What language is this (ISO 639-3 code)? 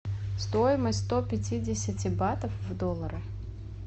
rus